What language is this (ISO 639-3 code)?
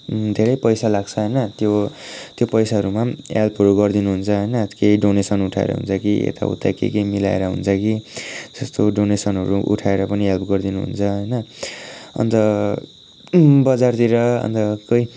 nep